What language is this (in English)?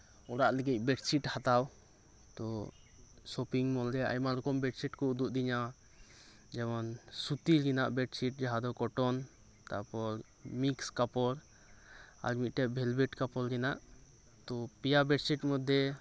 Santali